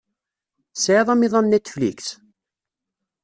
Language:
Kabyle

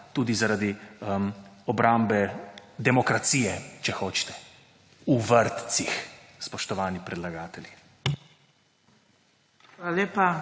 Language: Slovenian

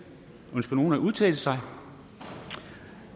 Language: Danish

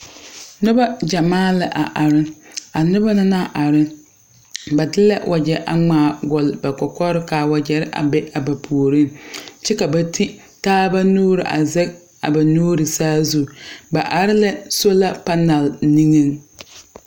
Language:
Southern Dagaare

